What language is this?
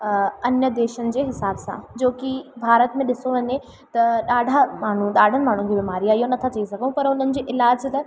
Sindhi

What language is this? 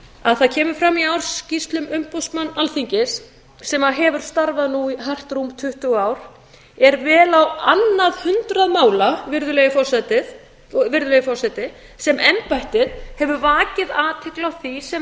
Icelandic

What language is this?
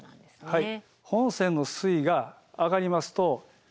Japanese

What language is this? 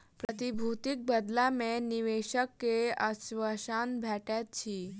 Maithili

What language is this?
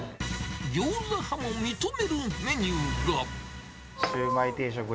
Japanese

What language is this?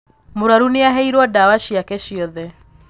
Kikuyu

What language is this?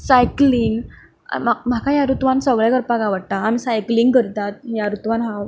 Konkani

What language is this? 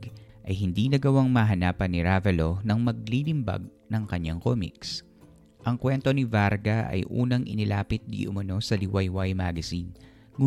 Filipino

